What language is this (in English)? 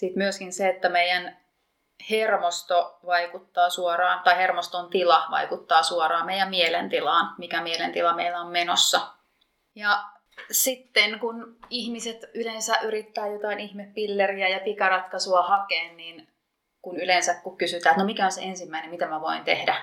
Finnish